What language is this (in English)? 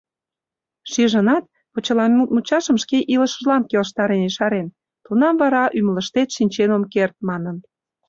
Mari